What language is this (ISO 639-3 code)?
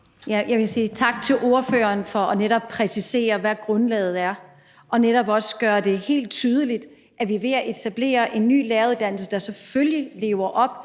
dan